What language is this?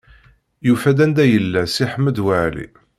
Kabyle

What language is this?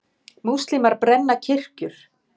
Icelandic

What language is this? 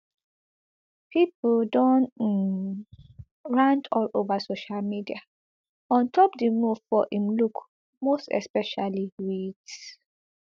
Nigerian Pidgin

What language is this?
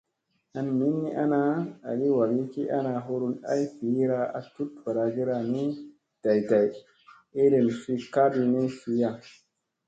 Musey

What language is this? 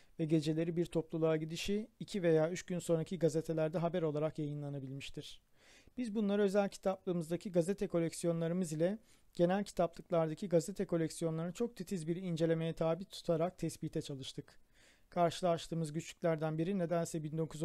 Turkish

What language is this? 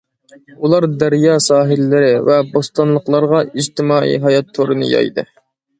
Uyghur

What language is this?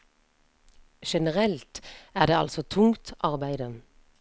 Norwegian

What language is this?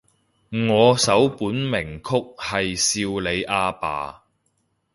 Cantonese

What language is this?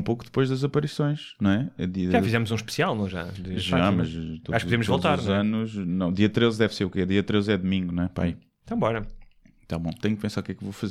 Portuguese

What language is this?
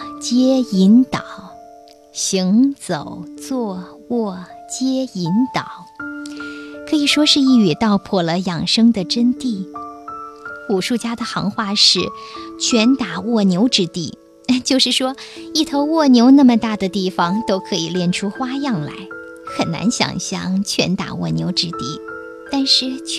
Chinese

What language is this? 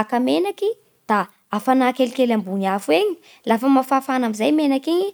Bara Malagasy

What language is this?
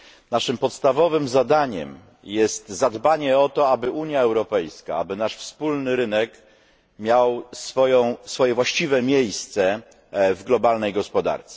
Polish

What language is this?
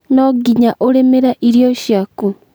Kikuyu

